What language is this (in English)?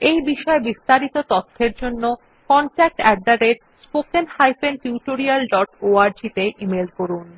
Bangla